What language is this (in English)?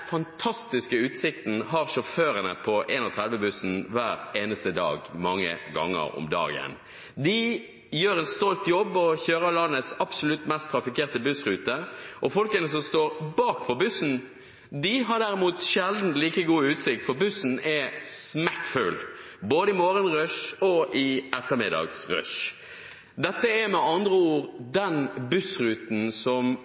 Norwegian Bokmål